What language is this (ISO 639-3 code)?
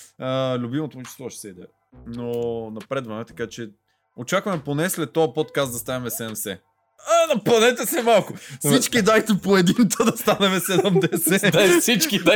bul